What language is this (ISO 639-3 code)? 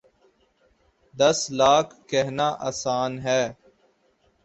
urd